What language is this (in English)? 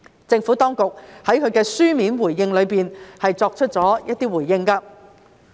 Cantonese